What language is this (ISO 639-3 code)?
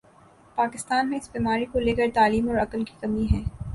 urd